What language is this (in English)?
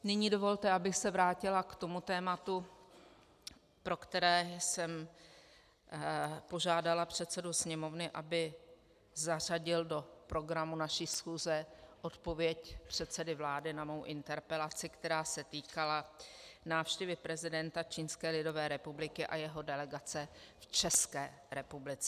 Czech